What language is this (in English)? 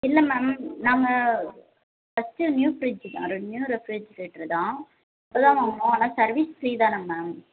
Tamil